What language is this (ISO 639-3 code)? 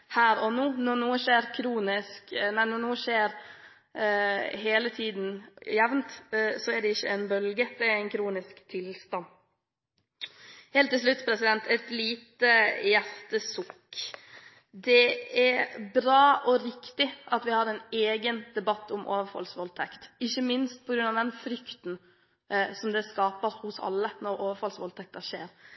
nob